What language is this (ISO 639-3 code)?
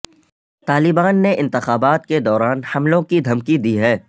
urd